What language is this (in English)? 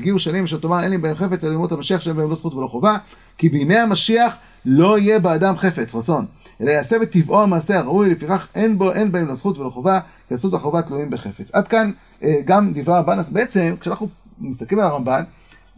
Hebrew